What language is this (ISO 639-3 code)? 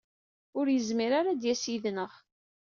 kab